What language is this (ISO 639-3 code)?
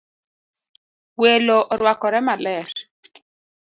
luo